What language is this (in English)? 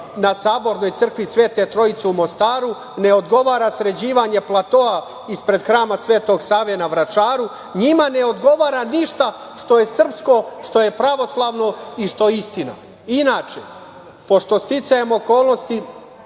Serbian